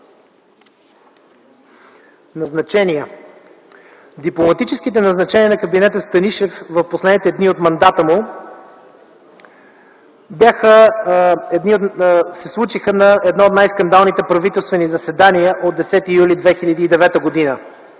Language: Bulgarian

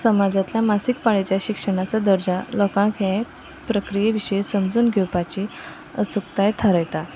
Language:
Konkani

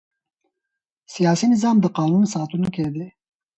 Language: Pashto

